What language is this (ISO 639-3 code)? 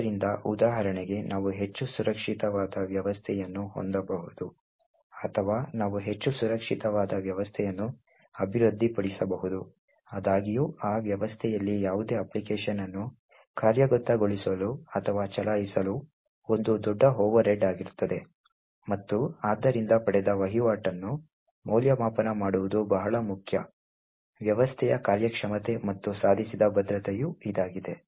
kan